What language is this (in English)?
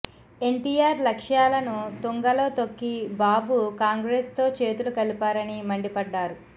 Telugu